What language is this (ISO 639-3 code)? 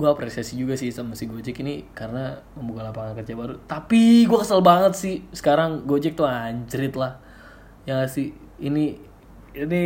ind